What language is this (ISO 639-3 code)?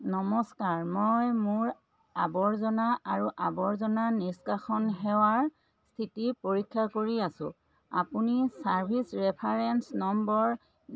asm